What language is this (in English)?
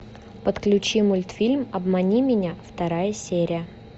Russian